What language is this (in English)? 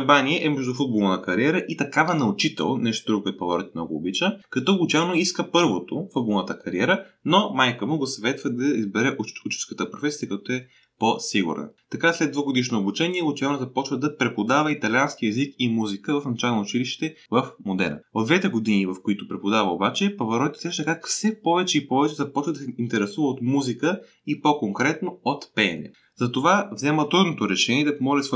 Bulgarian